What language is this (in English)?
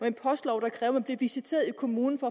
Danish